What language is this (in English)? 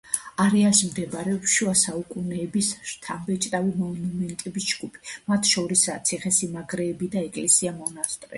Georgian